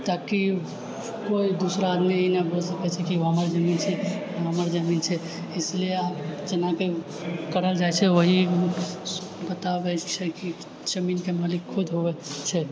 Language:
Maithili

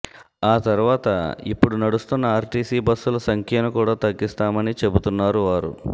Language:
Telugu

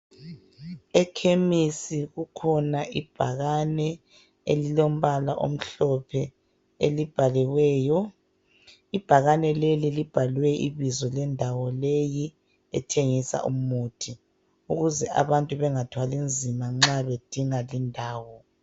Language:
North Ndebele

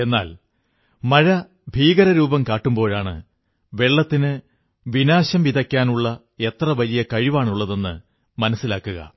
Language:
Malayalam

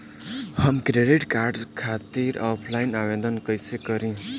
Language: Bhojpuri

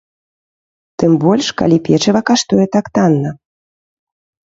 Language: Belarusian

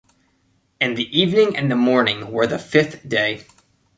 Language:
English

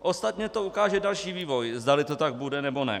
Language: Czech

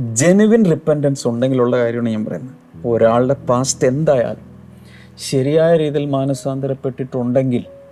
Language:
Malayalam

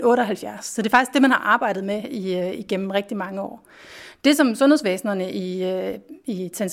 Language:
Danish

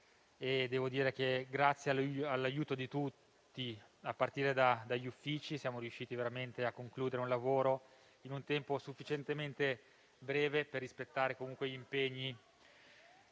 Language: Italian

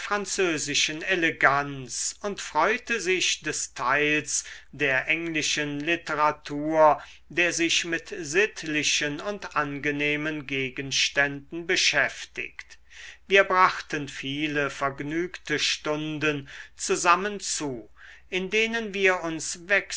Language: German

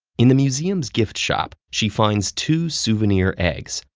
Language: English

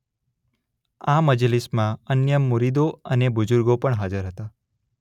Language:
Gujarati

